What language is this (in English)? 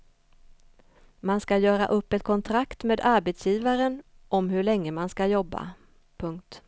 Swedish